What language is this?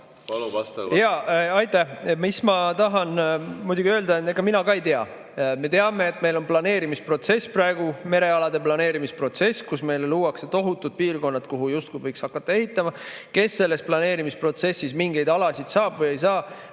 Estonian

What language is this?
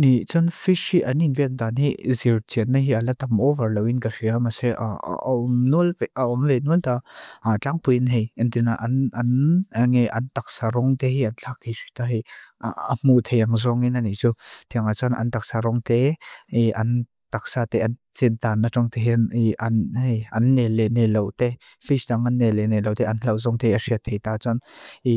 Mizo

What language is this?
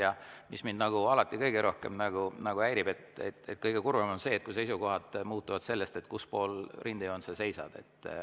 Estonian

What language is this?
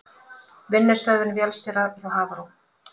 Icelandic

